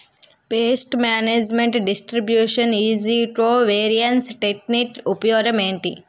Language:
Telugu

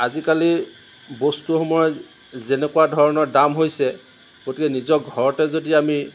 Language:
Assamese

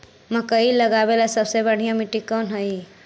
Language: Magahi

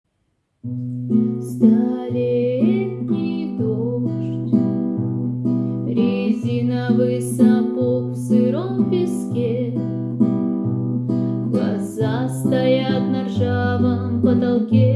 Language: Russian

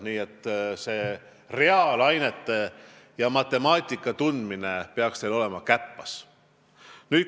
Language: Estonian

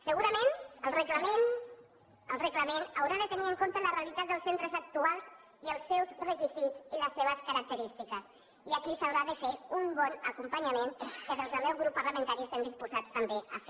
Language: Catalan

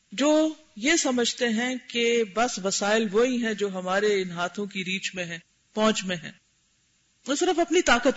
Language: Urdu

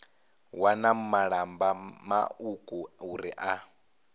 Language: Venda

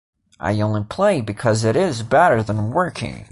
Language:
English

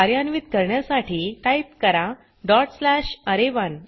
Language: Marathi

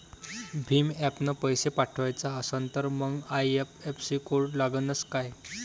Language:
Marathi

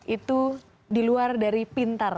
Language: Indonesian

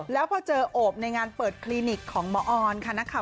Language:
Thai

